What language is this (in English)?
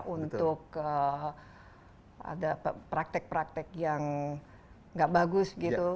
Indonesian